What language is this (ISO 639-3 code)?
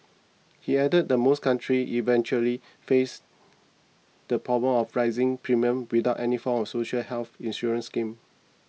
eng